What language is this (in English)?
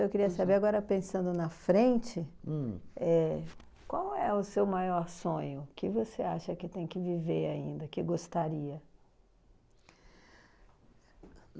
Portuguese